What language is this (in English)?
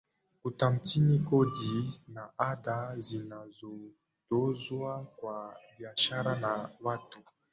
Swahili